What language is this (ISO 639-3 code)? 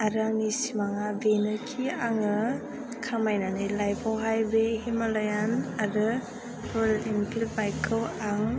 brx